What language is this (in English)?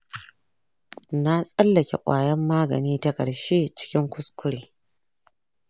Hausa